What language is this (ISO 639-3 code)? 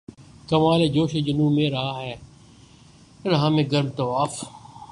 urd